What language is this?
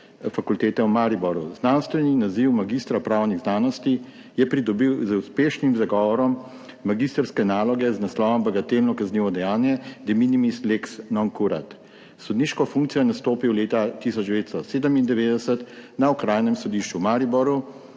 Slovenian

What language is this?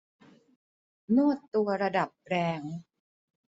Thai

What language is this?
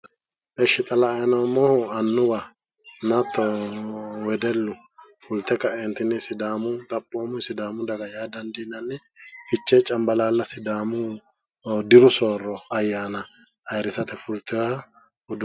Sidamo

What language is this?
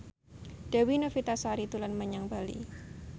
Javanese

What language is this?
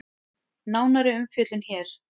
Icelandic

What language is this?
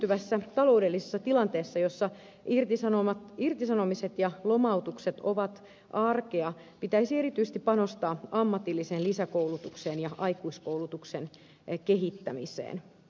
Finnish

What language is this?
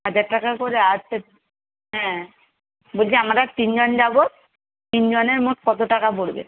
Bangla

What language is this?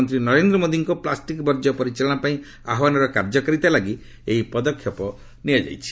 Odia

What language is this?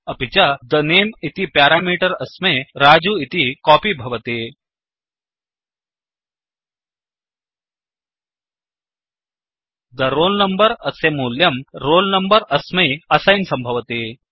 Sanskrit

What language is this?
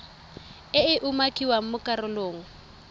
Tswana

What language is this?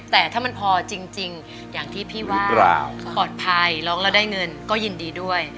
Thai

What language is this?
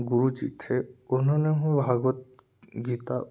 Hindi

